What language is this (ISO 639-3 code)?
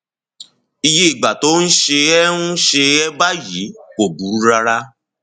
yor